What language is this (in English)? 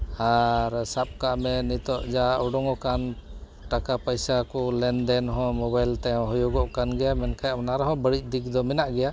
Santali